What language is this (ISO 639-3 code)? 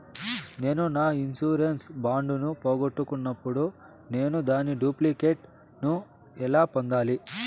tel